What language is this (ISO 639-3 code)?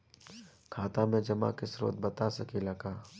bho